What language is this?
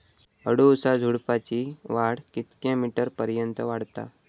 Marathi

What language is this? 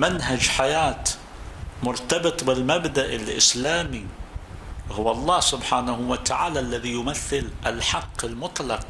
Arabic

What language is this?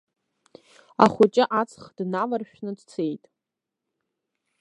Abkhazian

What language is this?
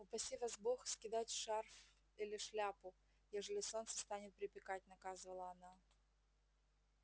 Russian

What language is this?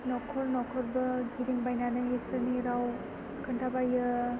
Bodo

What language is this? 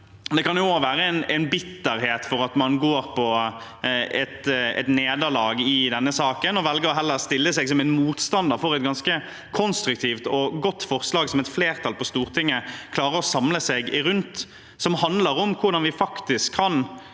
Norwegian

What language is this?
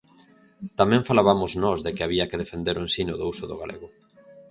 Galician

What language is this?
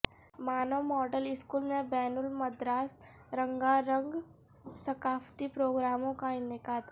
Urdu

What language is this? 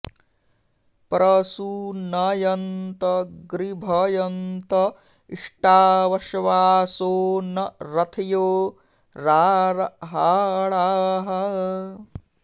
Sanskrit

